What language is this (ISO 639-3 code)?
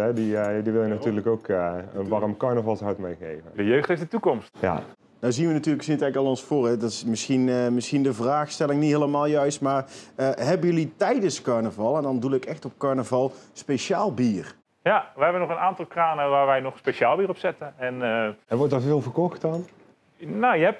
nld